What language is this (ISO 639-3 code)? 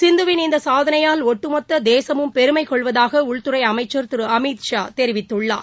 tam